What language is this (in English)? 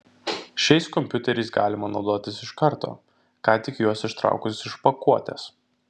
Lithuanian